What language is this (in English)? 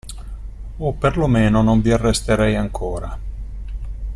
Italian